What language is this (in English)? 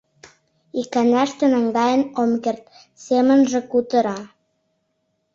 Mari